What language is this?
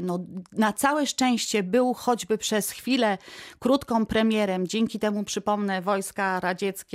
Polish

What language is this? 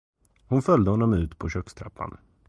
Swedish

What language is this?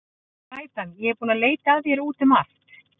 Icelandic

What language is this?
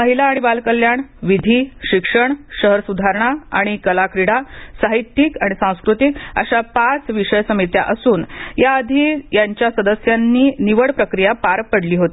Marathi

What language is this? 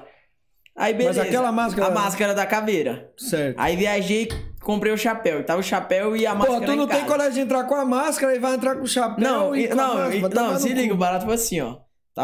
Portuguese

